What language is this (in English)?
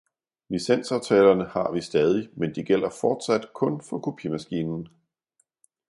Danish